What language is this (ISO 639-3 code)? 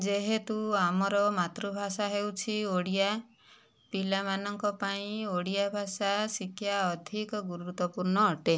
ori